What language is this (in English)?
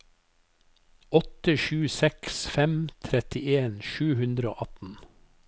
Norwegian